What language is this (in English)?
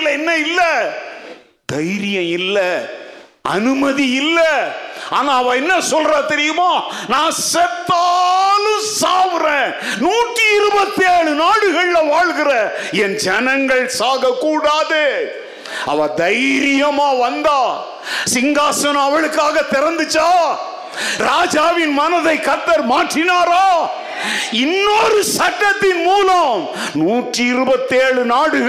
Tamil